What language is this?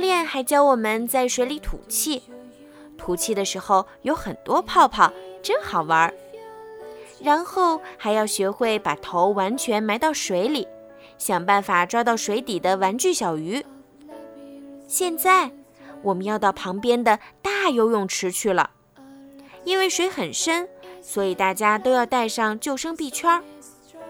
Chinese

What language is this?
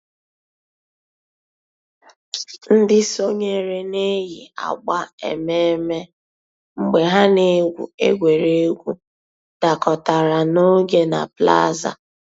Igbo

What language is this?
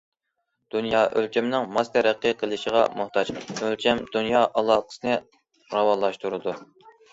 Uyghur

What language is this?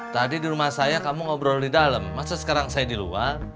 Indonesian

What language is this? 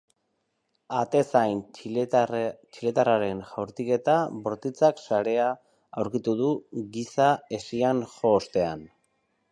Basque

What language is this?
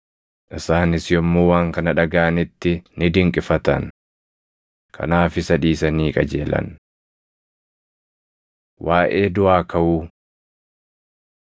Oromo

